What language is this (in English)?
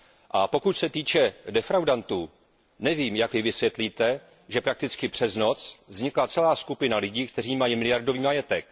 Czech